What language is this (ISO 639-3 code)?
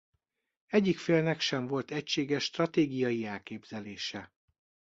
hun